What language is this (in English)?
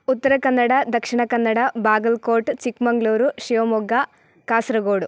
Sanskrit